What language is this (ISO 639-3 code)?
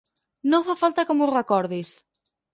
cat